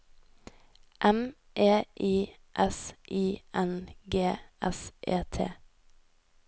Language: Norwegian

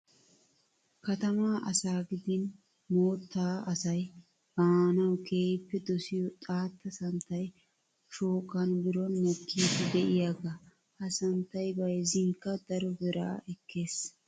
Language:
Wolaytta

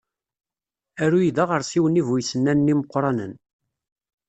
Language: Kabyle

